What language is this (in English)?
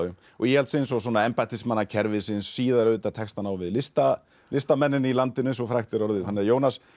Icelandic